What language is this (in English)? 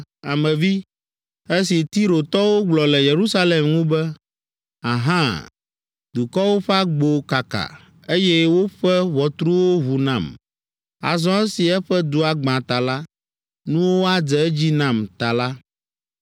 Ewe